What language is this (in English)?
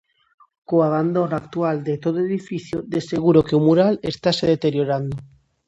Galician